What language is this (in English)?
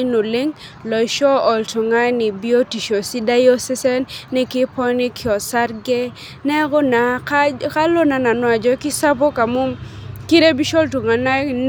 Masai